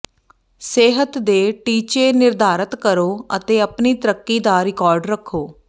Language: Punjabi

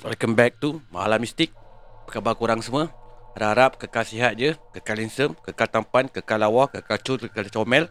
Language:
Malay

